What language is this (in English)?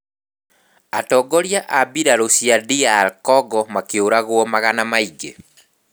Kikuyu